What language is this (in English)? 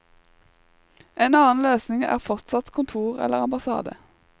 Norwegian